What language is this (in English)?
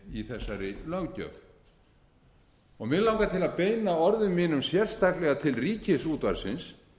Icelandic